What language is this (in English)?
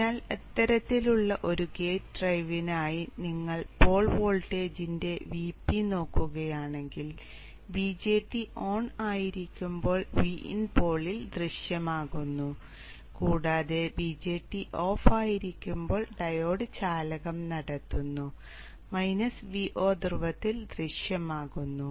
Malayalam